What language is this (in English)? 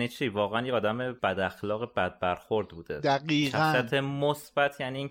Persian